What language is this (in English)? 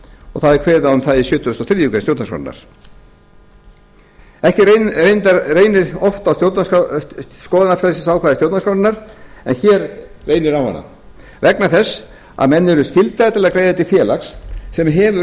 Icelandic